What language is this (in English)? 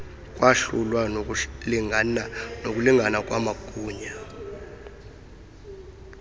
Xhosa